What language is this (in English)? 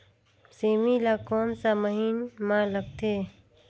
Chhattisgarhi